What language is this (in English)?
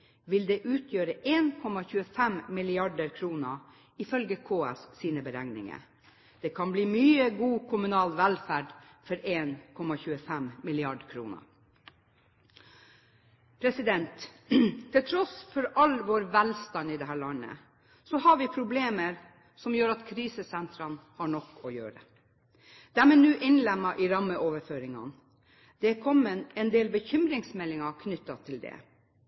Norwegian Bokmål